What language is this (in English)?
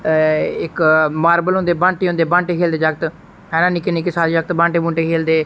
Dogri